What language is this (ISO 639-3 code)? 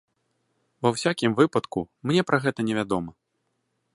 bel